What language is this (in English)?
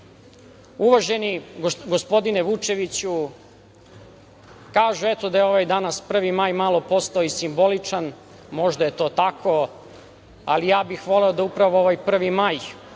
Serbian